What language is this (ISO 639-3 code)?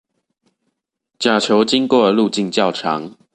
zho